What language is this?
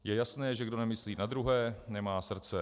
Czech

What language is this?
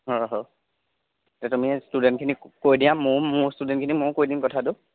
Assamese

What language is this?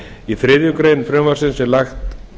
Icelandic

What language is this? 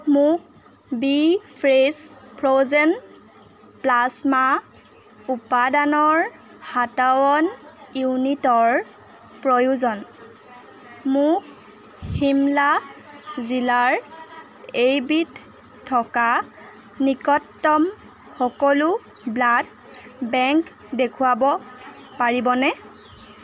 Assamese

